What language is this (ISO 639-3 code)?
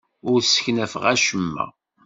kab